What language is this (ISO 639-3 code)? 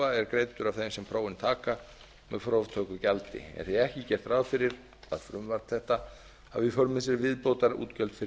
isl